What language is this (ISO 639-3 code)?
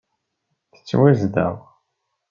kab